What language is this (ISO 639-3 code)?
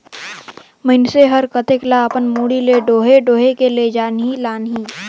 hne